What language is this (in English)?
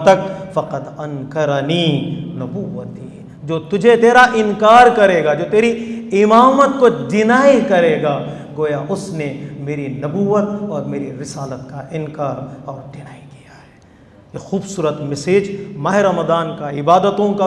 Arabic